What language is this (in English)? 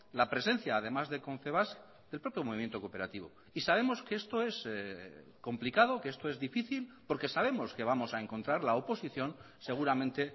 Spanish